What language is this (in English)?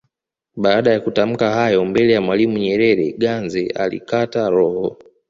Swahili